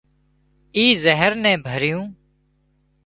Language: Wadiyara Koli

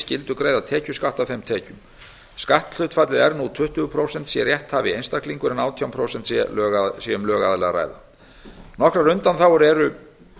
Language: Icelandic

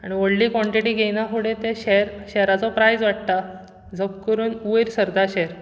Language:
Konkani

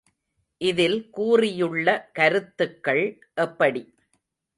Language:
Tamil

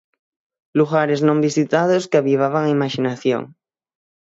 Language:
Galician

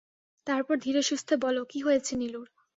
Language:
Bangla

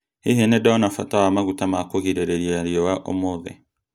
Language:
Kikuyu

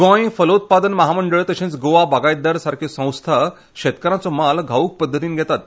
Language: Konkani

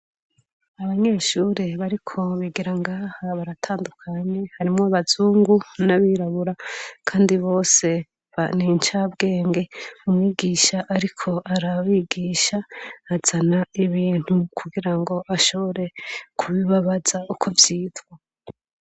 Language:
Rundi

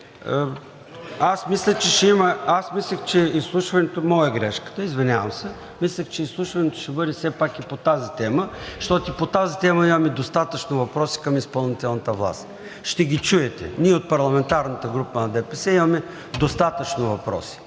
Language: Bulgarian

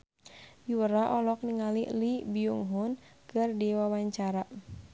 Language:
Sundanese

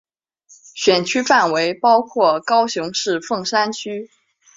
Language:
Chinese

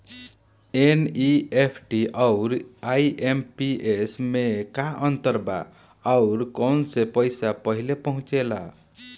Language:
Bhojpuri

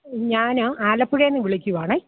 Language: Malayalam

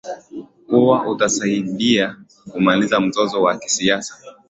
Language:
Swahili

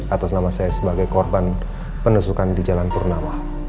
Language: Indonesian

